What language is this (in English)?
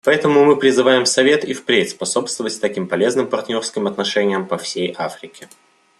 Russian